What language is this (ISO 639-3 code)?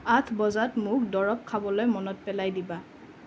asm